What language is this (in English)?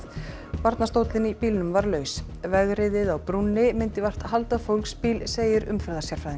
Icelandic